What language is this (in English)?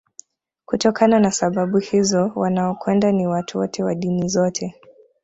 Swahili